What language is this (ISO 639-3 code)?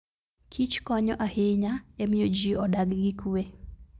luo